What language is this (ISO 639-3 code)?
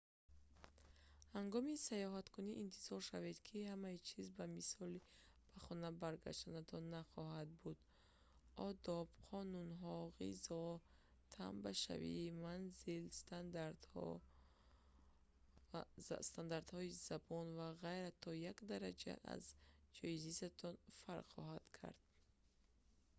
tgk